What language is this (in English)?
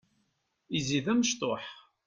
Kabyle